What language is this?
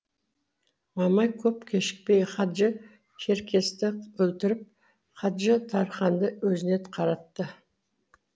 Kazakh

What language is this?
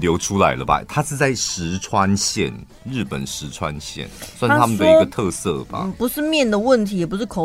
Chinese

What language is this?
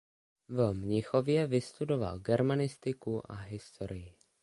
Czech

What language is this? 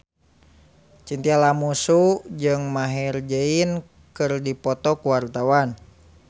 Sundanese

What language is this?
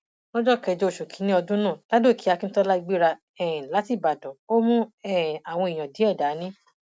Yoruba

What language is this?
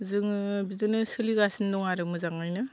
Bodo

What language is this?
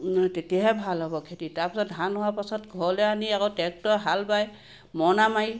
Assamese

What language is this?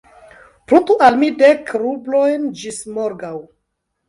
Esperanto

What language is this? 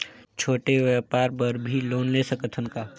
Chhattisgarhi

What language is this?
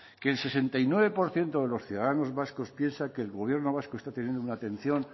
Spanish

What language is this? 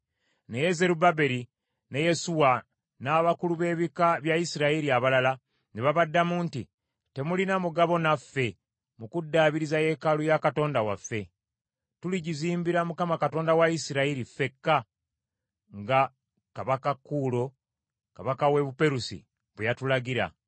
Ganda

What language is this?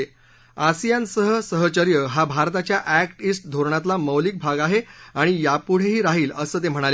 Marathi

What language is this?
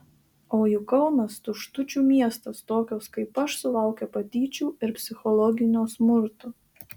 Lithuanian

